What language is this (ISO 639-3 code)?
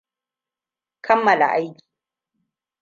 hau